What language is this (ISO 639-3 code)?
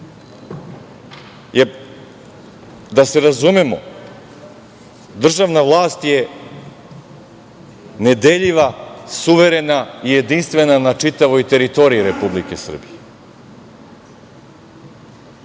srp